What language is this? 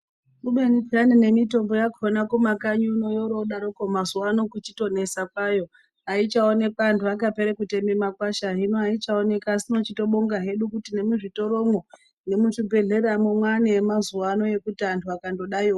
Ndau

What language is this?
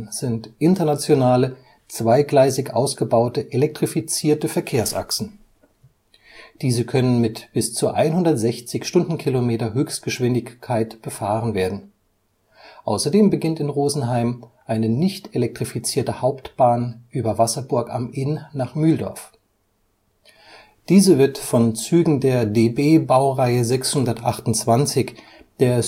German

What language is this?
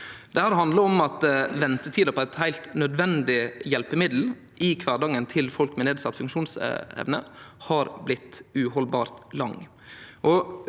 Norwegian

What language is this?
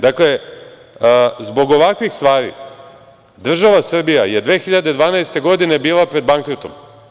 Serbian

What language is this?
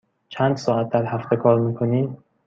Persian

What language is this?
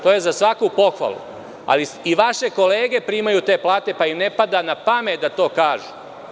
Serbian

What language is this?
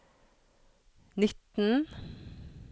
Norwegian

